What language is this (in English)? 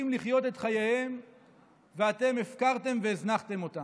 Hebrew